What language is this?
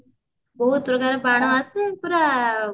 Odia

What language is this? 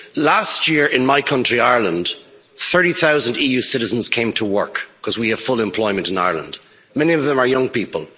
English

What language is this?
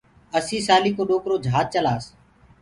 Gurgula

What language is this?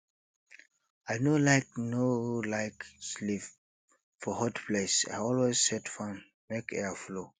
Nigerian Pidgin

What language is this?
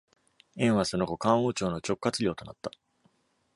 Japanese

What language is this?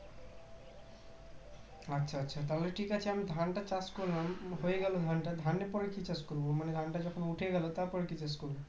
Bangla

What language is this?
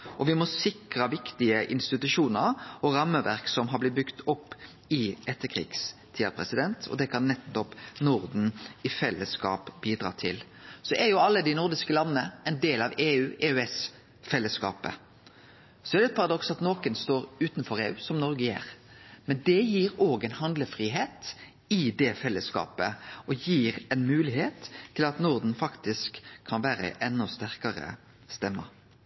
Norwegian Nynorsk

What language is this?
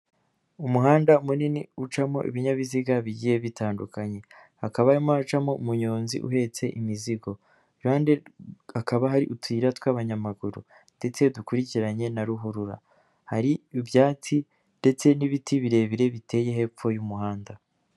Kinyarwanda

